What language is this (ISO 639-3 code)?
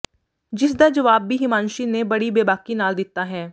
pan